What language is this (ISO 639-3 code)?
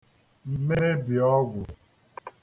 ibo